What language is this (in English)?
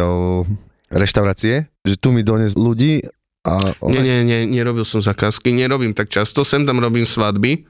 Slovak